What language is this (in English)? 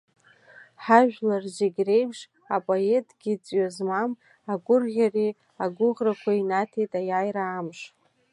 Abkhazian